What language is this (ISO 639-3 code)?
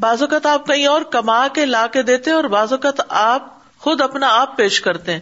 urd